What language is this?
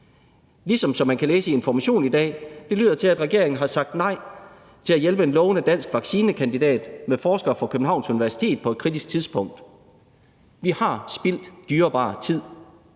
Danish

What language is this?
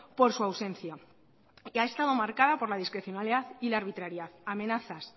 Spanish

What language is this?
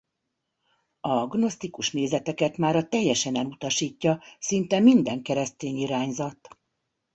Hungarian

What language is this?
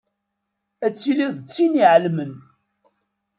Kabyle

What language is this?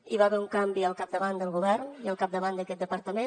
Catalan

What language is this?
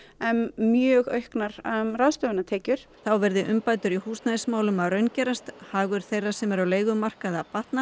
Icelandic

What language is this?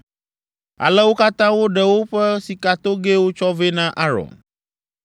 Ewe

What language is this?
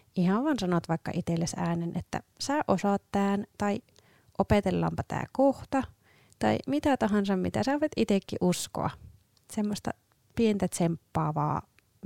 Finnish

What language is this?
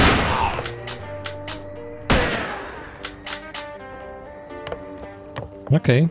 Polish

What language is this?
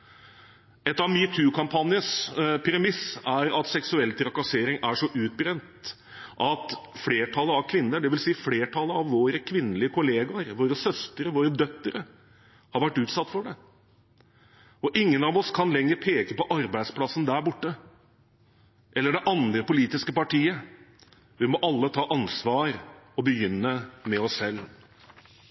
Norwegian Bokmål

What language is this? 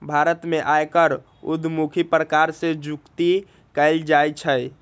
Magahi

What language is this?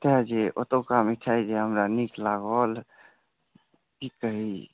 Maithili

